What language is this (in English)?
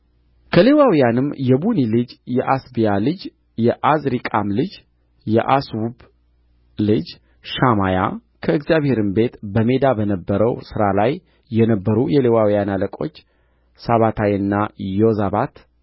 Amharic